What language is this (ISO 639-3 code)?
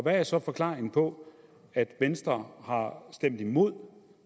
dan